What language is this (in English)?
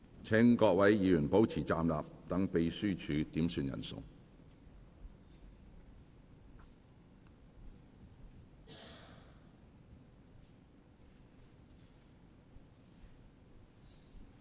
Cantonese